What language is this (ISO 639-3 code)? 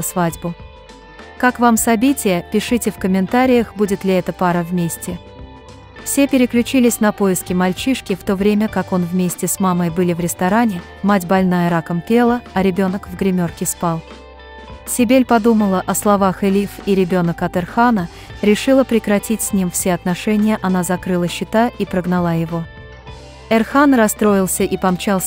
rus